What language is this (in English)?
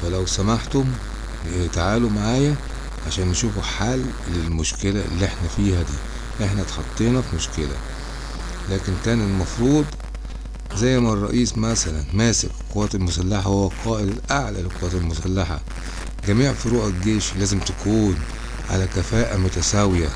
Arabic